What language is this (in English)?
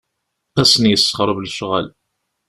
Kabyle